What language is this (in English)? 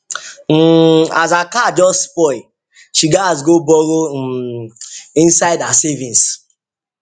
Nigerian Pidgin